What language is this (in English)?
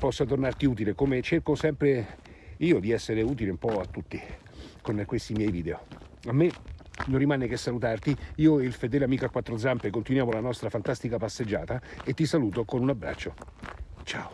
Italian